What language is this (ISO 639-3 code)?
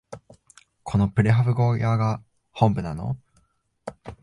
jpn